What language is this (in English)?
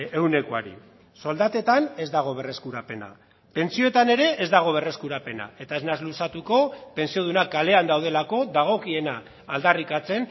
Basque